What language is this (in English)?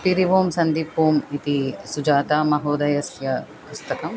Sanskrit